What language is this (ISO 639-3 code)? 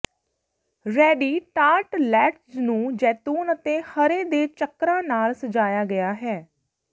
pan